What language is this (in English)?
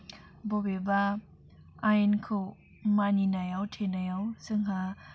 Bodo